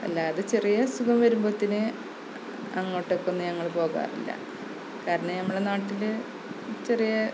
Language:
Malayalam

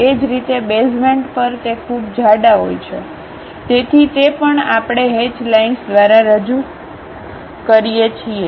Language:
Gujarati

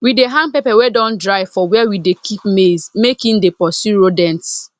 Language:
Nigerian Pidgin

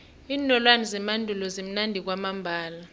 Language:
South Ndebele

